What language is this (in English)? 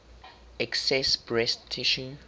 English